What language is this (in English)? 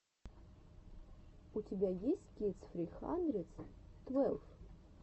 Russian